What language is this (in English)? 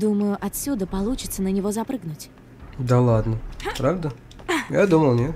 Russian